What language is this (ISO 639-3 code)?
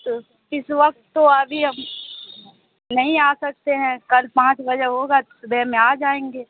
urd